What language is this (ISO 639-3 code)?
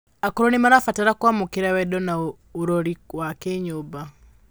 kik